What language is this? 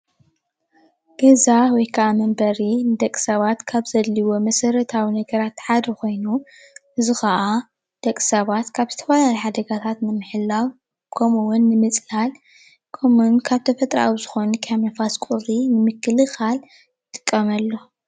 Tigrinya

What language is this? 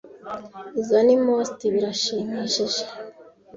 Kinyarwanda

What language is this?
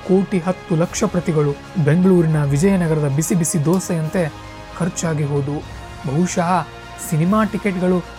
Kannada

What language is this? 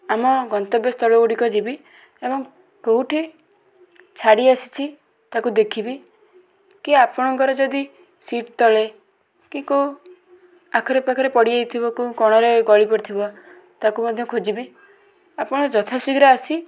Odia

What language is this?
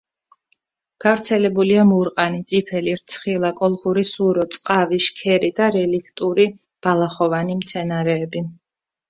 Georgian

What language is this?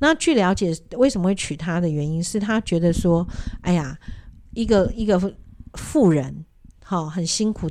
Chinese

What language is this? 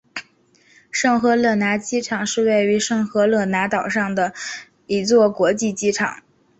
Chinese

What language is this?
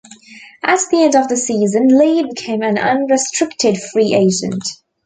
English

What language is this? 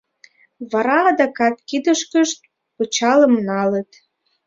Mari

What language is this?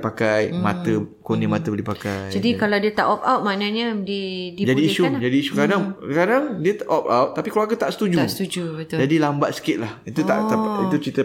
Malay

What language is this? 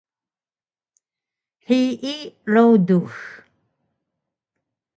Taroko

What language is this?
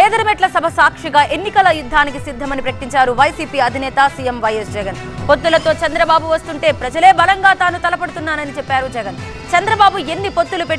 Telugu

